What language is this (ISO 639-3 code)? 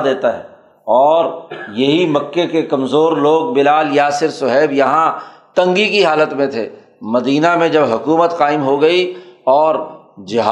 urd